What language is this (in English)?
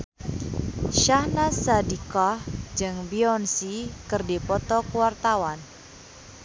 Sundanese